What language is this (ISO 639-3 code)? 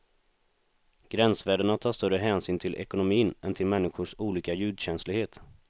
swe